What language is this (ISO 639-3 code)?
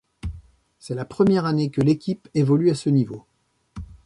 fra